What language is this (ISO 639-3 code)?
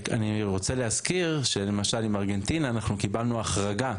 heb